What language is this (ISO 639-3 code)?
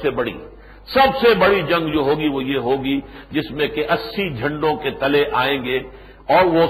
urd